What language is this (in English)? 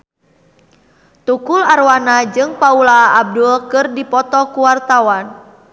Sundanese